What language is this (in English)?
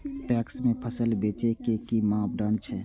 Maithili